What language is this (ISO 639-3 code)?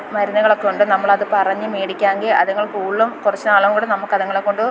mal